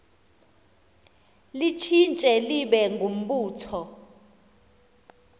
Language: Xhosa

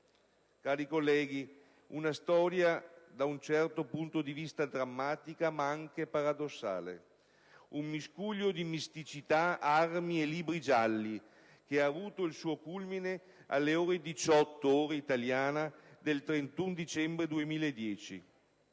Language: Italian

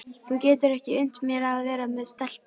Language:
Icelandic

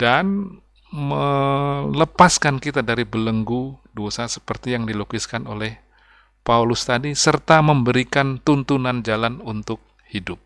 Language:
Indonesian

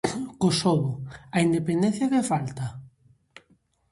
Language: Galician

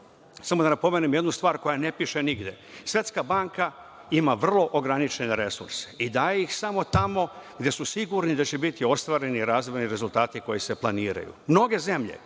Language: Serbian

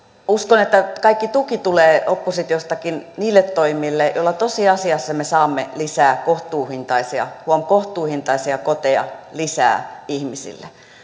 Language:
Finnish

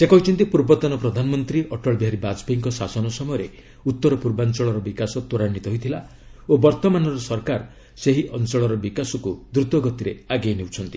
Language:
Odia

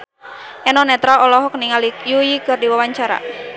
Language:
Sundanese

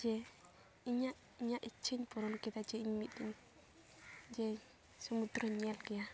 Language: Santali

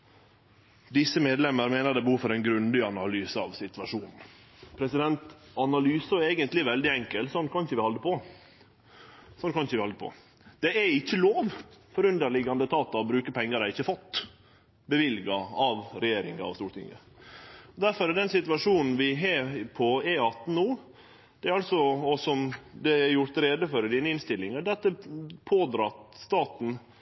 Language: Norwegian Nynorsk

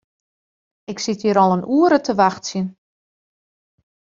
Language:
Western Frisian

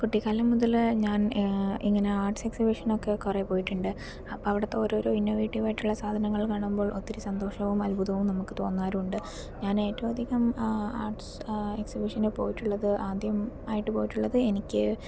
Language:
Malayalam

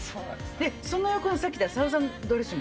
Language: Japanese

